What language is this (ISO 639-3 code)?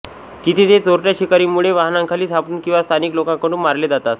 mar